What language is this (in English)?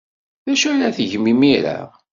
Kabyle